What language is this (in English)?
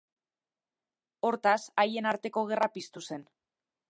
Basque